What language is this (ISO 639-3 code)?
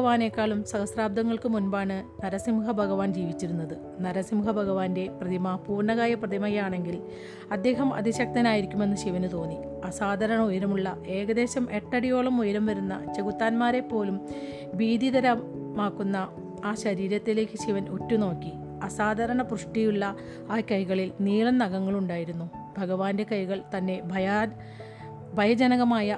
mal